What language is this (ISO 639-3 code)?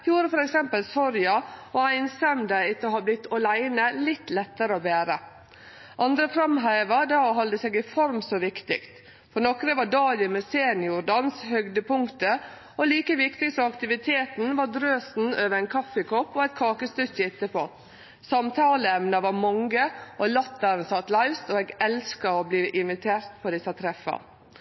nno